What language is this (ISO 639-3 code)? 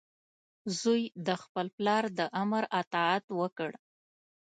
pus